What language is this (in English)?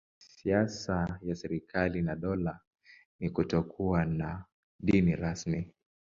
Swahili